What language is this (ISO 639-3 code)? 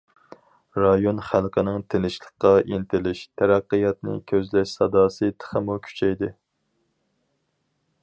uig